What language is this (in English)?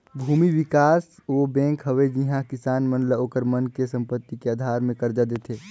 Chhattisgarhi